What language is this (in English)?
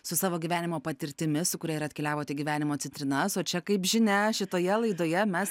Lithuanian